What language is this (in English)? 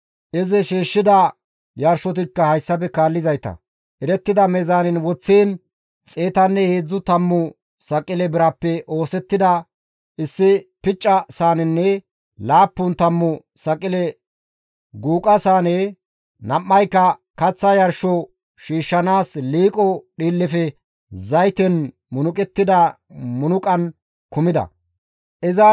Gamo